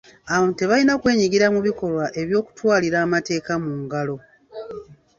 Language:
Ganda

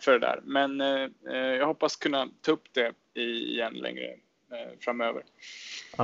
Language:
Swedish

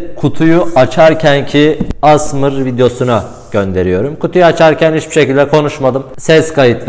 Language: Turkish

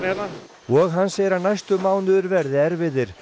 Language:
Icelandic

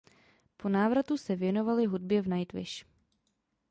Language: Czech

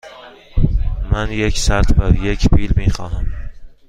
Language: Persian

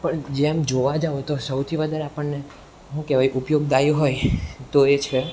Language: Gujarati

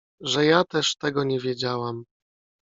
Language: Polish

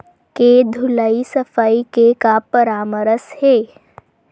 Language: Chhattisgarhi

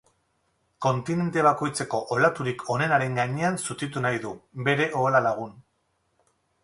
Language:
Basque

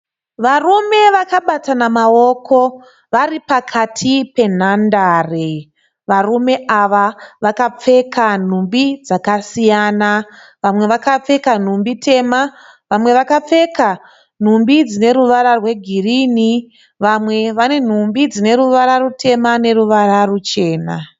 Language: Shona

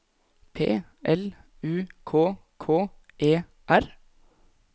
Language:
Norwegian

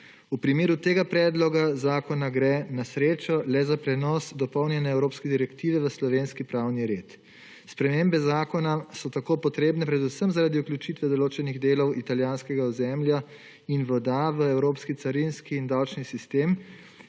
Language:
Slovenian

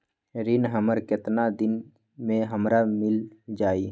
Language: Magahi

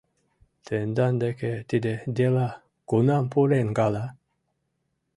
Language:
Mari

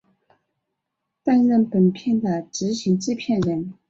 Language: Chinese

